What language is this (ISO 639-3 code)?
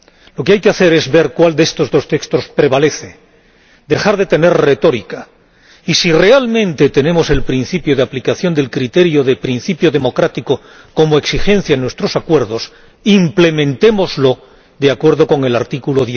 spa